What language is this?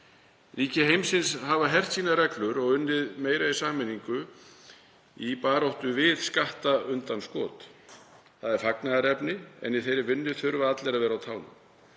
Icelandic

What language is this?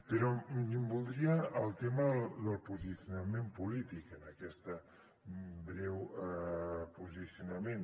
Catalan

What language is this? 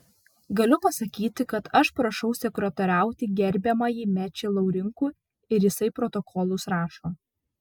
Lithuanian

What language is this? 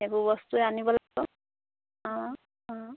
Assamese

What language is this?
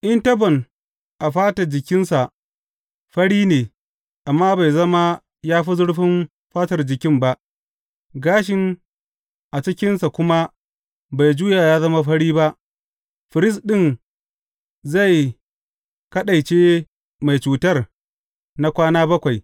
Hausa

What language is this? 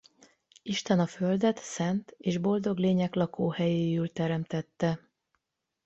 Hungarian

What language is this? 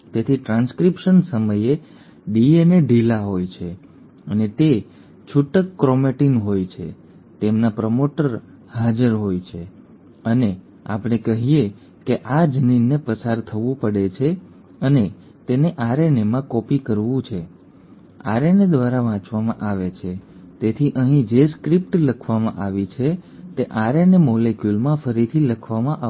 Gujarati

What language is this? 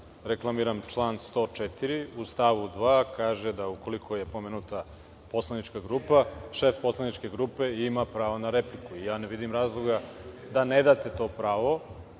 Serbian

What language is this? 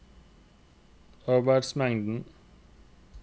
Norwegian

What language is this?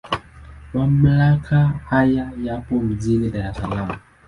Swahili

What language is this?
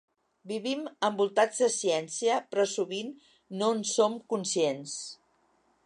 Catalan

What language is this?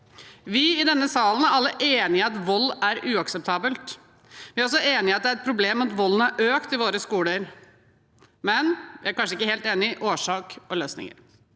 Norwegian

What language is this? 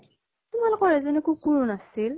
Assamese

